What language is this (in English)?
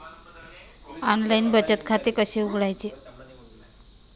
Marathi